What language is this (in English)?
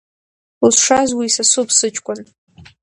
Abkhazian